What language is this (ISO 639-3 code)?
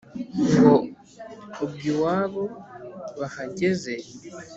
kin